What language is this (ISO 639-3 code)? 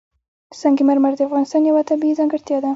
pus